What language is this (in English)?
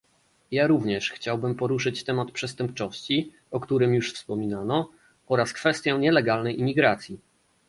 Polish